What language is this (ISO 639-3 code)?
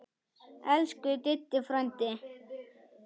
isl